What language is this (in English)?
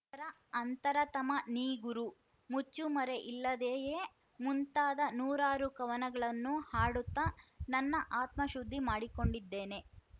Kannada